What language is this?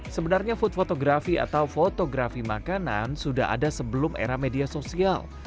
Indonesian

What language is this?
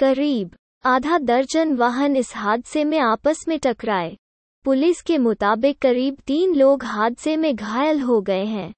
Hindi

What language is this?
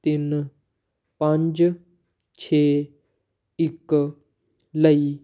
Punjabi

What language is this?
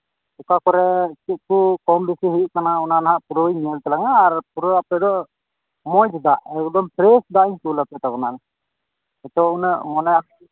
Santali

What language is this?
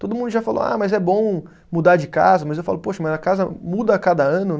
Portuguese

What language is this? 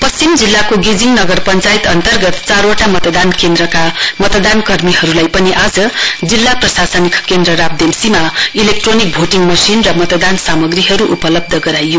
Nepali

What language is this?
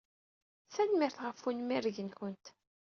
Kabyle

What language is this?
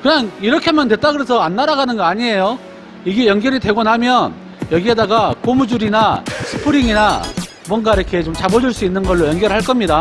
Korean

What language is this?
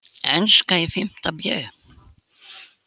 Icelandic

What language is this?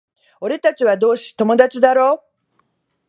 Japanese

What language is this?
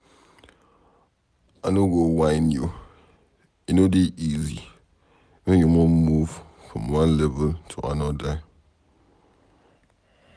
Nigerian Pidgin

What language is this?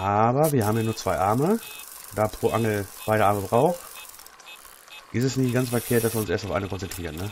German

